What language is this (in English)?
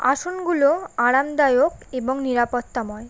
Bangla